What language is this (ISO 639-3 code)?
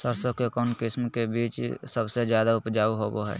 mag